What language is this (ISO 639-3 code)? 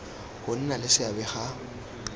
tsn